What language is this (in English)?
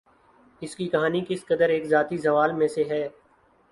Urdu